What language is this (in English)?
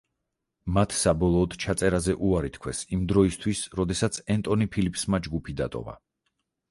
Georgian